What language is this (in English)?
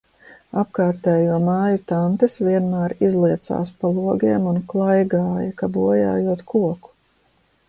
Latvian